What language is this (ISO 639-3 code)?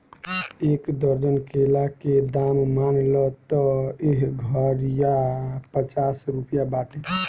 bho